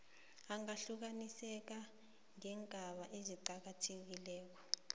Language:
South Ndebele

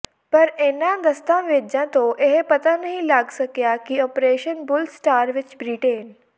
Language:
Punjabi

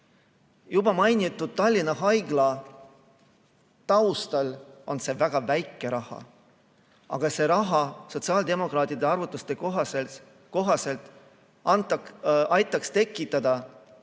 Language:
Estonian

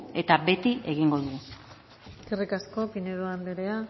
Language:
Basque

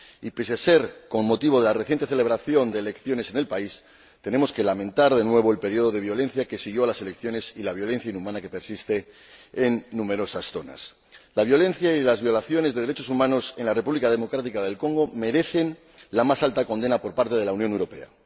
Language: Spanish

